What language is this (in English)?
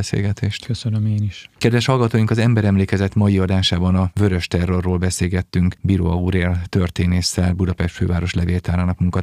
Hungarian